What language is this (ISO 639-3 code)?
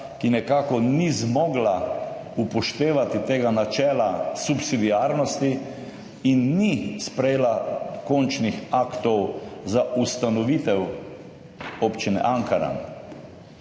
slv